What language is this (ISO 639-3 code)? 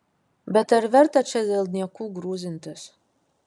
lit